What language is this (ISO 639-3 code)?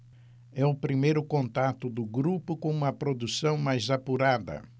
por